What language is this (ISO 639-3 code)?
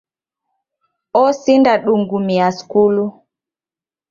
dav